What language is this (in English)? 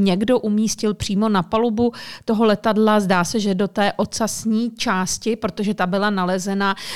Czech